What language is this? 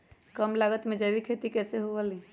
Magahi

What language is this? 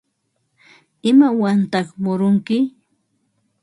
Ambo-Pasco Quechua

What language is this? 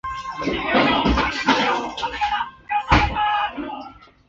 Chinese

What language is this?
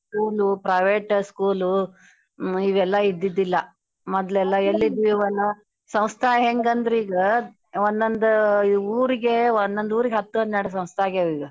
Kannada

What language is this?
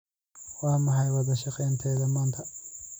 Somali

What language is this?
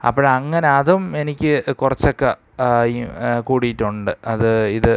Malayalam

